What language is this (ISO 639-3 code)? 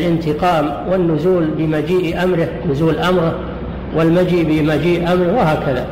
ara